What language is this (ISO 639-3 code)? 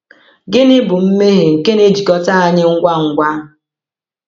ibo